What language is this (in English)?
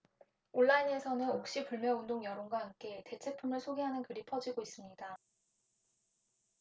Korean